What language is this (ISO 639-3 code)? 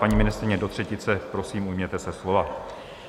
ces